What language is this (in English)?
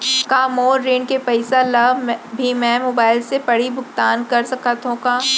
Chhattisgarhi